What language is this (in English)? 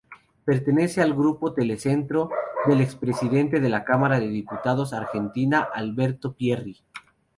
Spanish